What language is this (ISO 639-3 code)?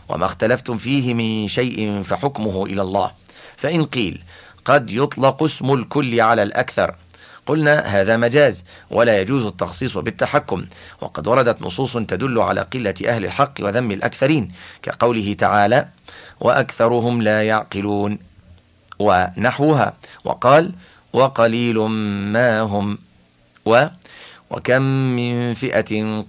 ara